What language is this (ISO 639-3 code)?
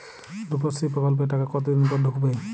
ben